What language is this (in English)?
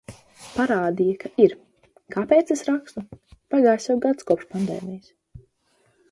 Latvian